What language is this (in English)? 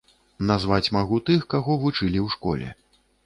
Belarusian